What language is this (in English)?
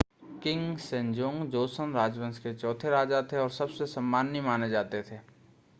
Hindi